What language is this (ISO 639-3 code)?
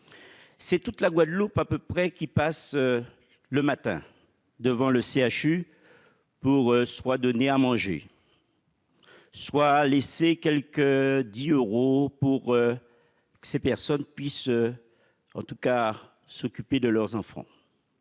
fra